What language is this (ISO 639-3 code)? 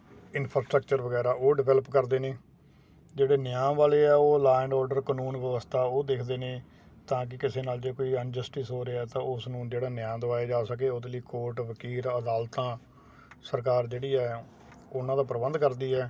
pan